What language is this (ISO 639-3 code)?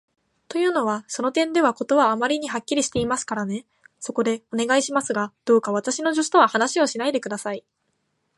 jpn